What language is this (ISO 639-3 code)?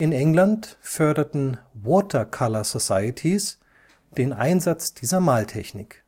deu